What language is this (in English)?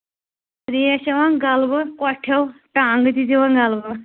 Kashmiri